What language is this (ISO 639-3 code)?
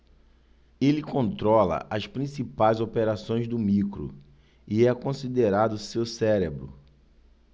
por